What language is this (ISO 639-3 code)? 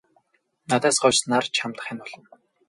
mon